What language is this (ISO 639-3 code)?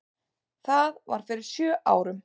isl